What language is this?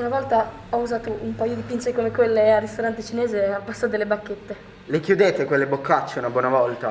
Italian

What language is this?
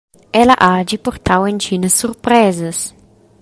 Romansh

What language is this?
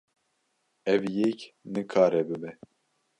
Kurdish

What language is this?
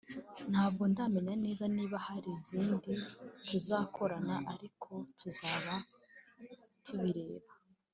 Kinyarwanda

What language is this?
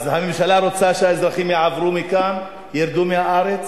Hebrew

